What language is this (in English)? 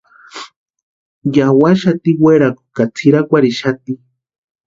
Western Highland Purepecha